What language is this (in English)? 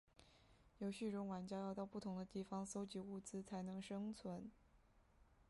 Chinese